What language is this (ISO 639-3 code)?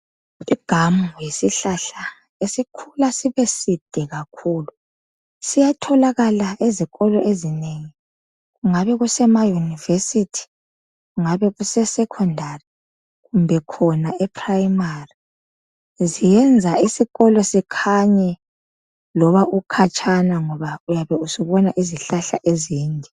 nde